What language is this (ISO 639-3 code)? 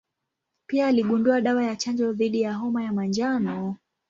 swa